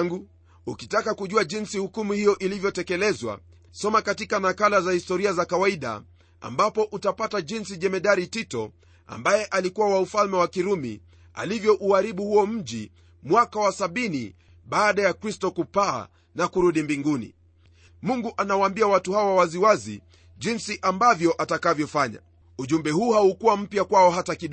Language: Swahili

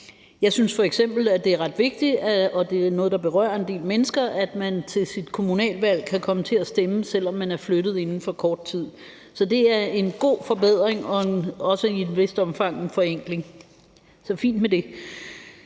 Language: Danish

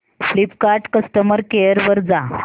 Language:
Marathi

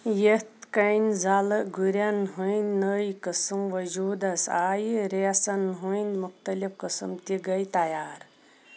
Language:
Kashmiri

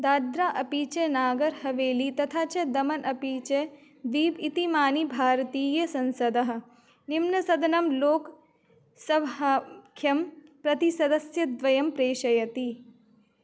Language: Sanskrit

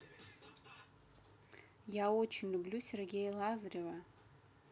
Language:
Russian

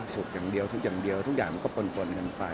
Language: Thai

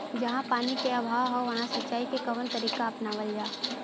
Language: Bhojpuri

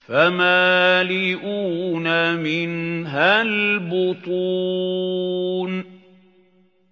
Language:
Arabic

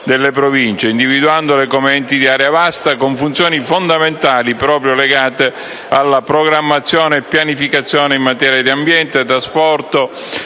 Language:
Italian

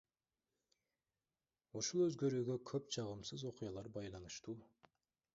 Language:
Kyrgyz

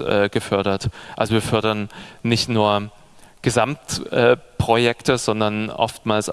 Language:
German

